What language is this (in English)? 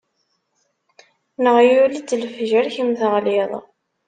Kabyle